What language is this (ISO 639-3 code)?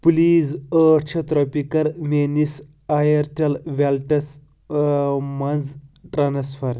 kas